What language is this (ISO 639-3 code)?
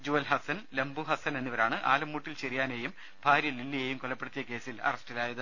mal